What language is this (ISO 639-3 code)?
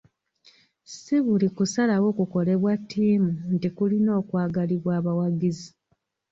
lug